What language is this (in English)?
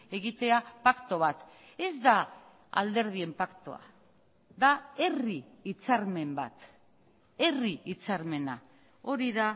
Basque